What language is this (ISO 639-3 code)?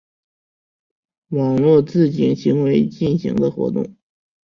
zho